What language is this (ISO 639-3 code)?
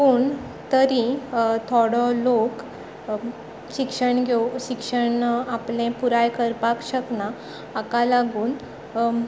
kok